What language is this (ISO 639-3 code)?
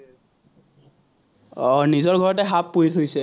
asm